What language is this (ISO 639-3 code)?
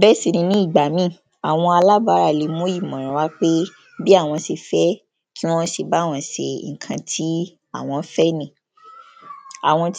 yor